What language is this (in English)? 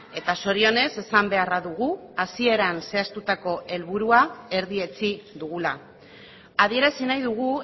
Basque